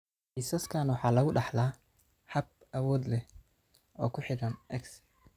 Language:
Somali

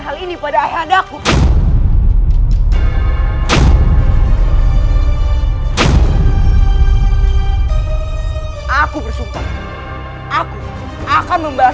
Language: Indonesian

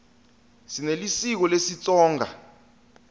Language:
Swati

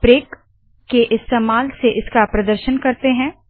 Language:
Hindi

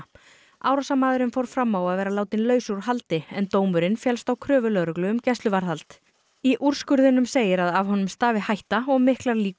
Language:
Icelandic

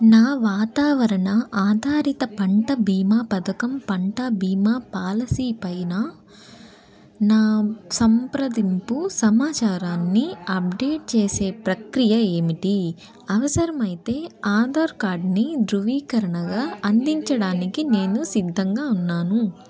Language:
Telugu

